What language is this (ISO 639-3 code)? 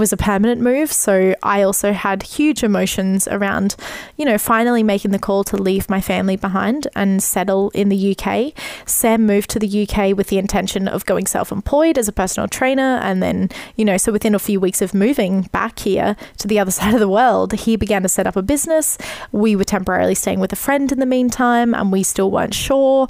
eng